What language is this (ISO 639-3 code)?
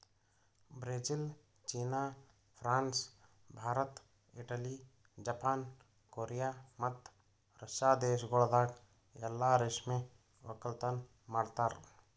kan